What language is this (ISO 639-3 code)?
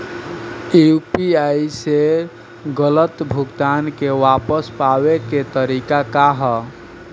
bho